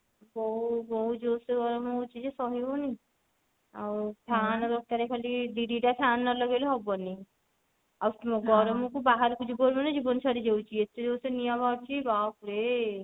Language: Odia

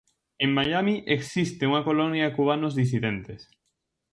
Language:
Galician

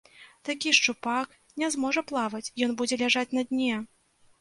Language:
Belarusian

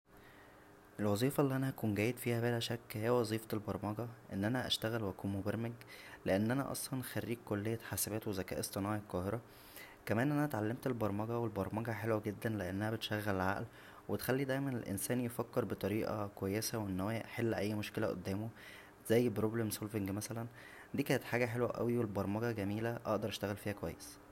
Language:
Egyptian Arabic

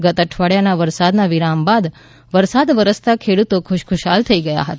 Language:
Gujarati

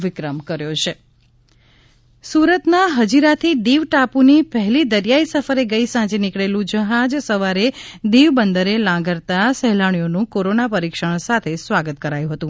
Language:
Gujarati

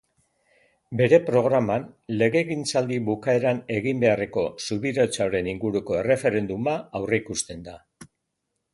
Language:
Basque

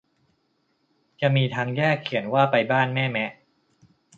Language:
Thai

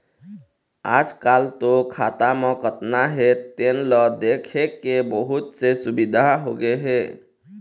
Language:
Chhattisgarhi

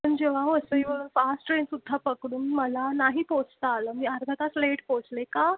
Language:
Marathi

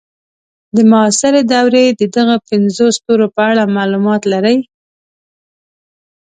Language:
Pashto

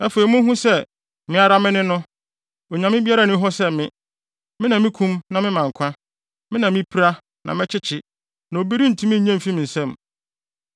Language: Akan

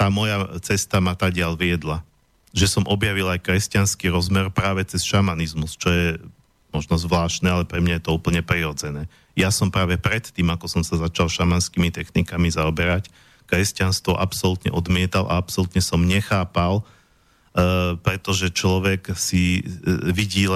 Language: Slovak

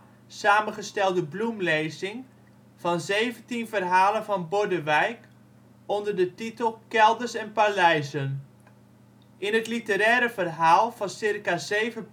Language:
Dutch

